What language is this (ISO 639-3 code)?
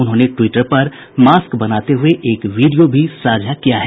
hin